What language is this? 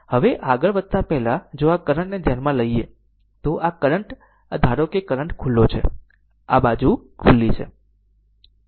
Gujarati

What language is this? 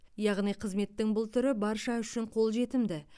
Kazakh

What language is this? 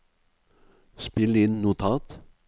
Norwegian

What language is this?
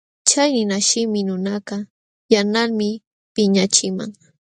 Jauja Wanca Quechua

